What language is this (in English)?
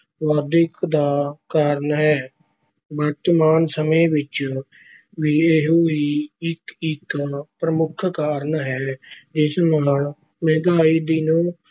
Punjabi